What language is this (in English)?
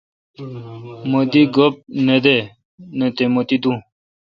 Kalkoti